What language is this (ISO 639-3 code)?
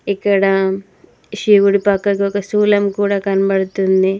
tel